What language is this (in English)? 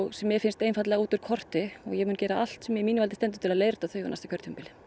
Icelandic